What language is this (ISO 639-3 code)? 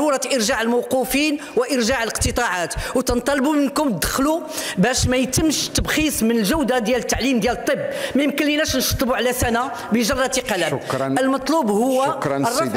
ara